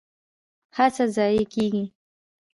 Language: Pashto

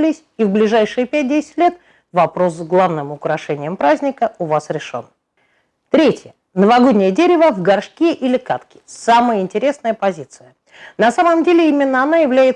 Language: Russian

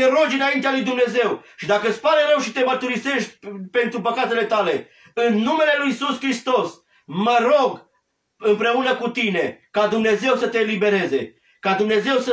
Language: Romanian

